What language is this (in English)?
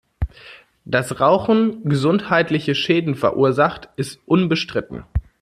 German